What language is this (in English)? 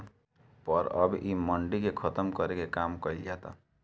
Bhojpuri